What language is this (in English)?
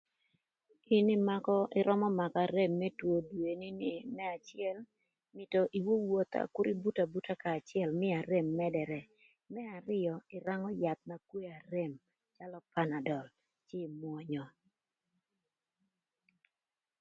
Thur